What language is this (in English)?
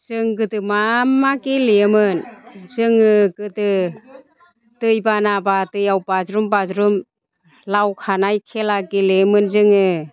Bodo